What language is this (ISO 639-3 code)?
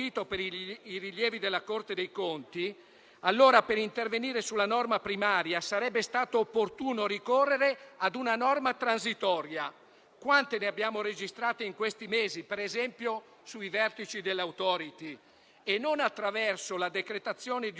ita